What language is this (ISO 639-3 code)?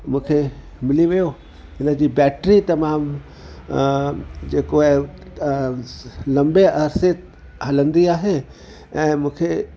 snd